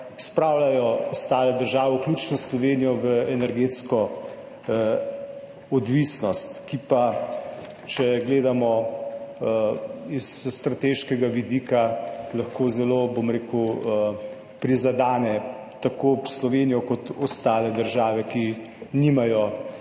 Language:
Slovenian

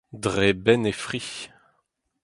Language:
Breton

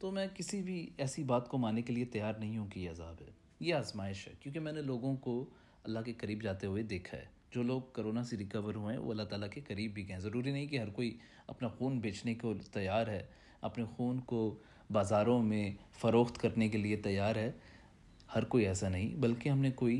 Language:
Urdu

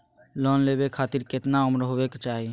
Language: Magahi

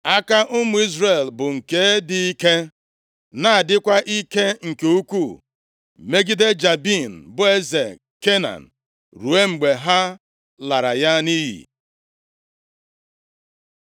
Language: Igbo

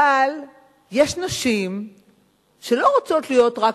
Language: Hebrew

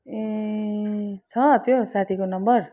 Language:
Nepali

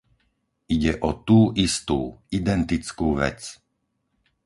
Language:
Slovak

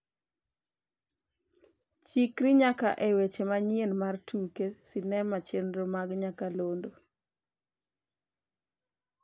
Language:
Luo (Kenya and Tanzania)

